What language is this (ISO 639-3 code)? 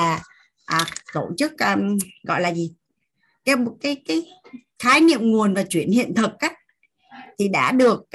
vie